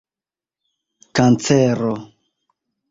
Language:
Esperanto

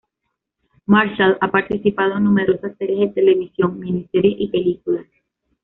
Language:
Spanish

